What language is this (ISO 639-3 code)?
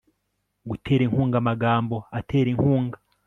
kin